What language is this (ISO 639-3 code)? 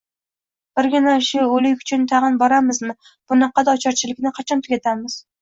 uzb